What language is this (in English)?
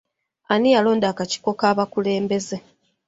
Ganda